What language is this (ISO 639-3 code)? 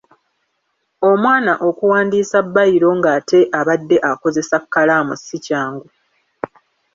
lug